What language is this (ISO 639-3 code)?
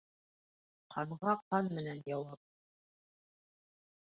bak